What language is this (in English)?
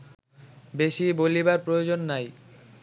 Bangla